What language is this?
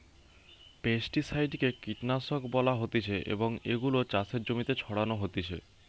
Bangla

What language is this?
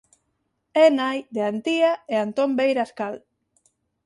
Galician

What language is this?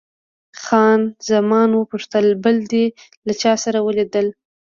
Pashto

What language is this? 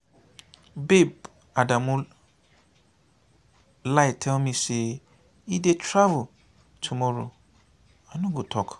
Nigerian Pidgin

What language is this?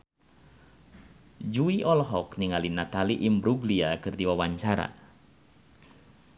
Sundanese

